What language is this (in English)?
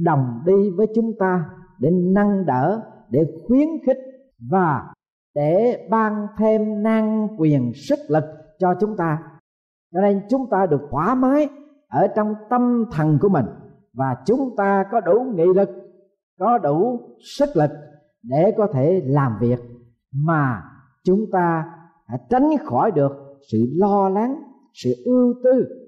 Vietnamese